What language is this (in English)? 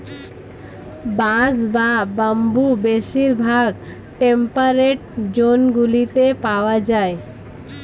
Bangla